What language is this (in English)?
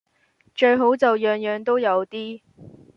Cantonese